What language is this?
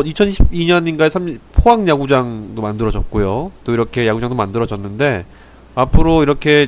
Korean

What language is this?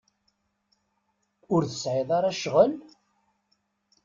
Kabyle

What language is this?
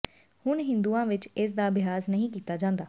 Punjabi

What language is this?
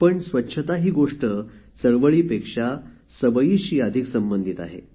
Marathi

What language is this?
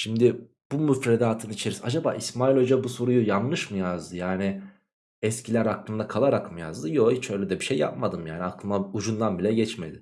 Turkish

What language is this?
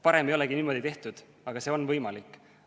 Estonian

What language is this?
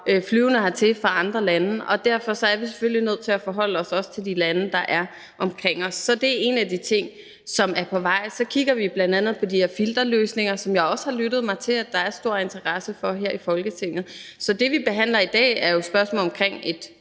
Danish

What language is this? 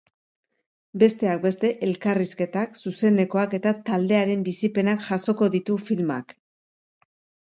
Basque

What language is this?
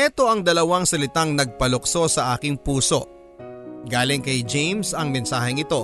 Filipino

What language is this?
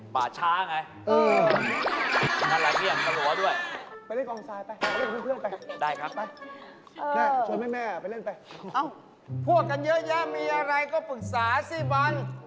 Thai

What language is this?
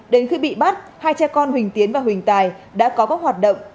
Vietnamese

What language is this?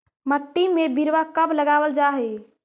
Magahi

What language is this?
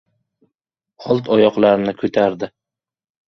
Uzbek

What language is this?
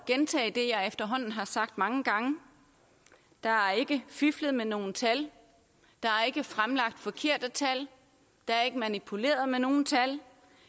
Danish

